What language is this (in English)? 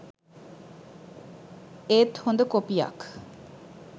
Sinhala